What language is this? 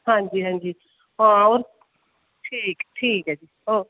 Dogri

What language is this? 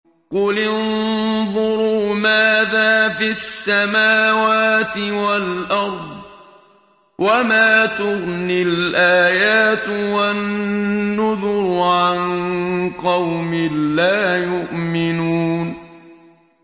Arabic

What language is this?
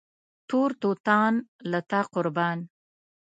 Pashto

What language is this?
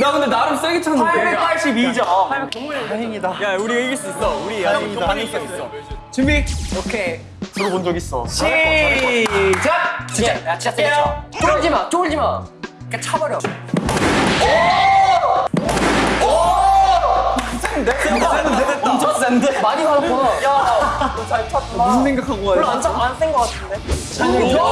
Korean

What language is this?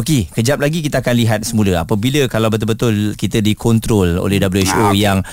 Malay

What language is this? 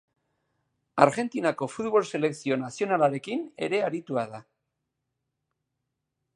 Basque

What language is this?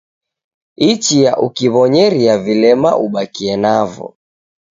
Taita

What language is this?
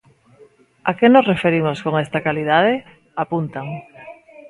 Galician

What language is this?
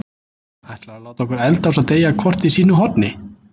Icelandic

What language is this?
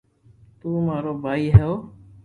Loarki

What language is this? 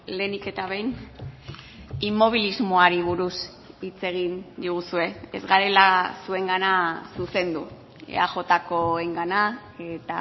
Basque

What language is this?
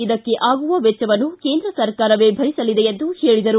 Kannada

